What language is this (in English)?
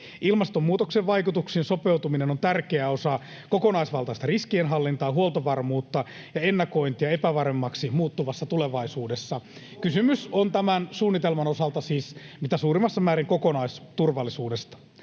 Finnish